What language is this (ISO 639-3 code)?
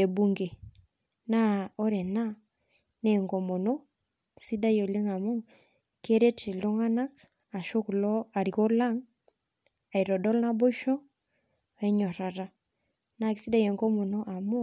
mas